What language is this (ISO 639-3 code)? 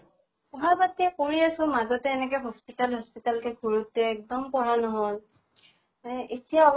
asm